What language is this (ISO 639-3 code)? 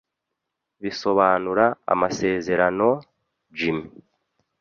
kin